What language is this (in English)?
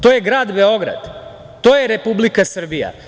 Serbian